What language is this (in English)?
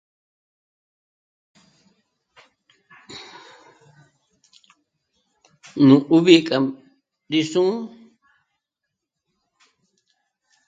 Michoacán Mazahua